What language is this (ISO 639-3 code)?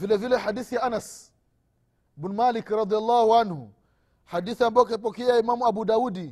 swa